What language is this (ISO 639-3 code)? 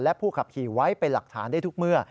tha